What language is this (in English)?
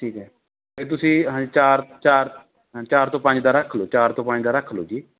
Punjabi